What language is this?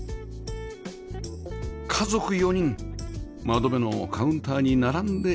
Japanese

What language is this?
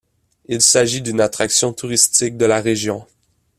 French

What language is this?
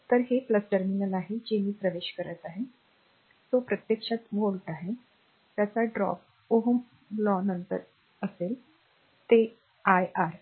Marathi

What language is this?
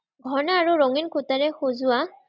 Assamese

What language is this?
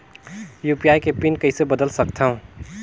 Chhattisgarhi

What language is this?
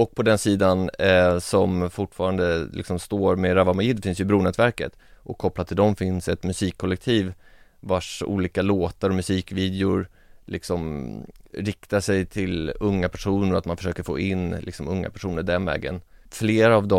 Swedish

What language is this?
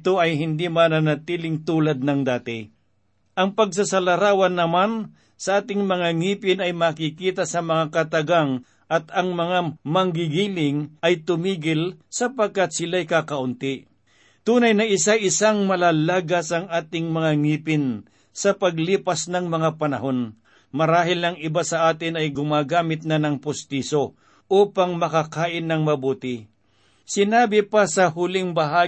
Filipino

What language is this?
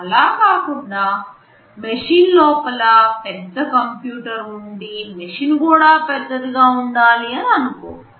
Telugu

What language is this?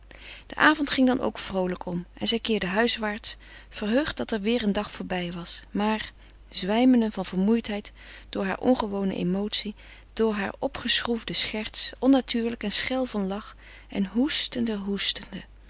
Dutch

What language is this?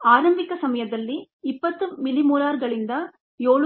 Kannada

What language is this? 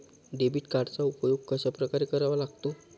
Marathi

